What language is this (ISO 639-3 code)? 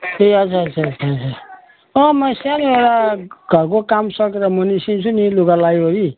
nep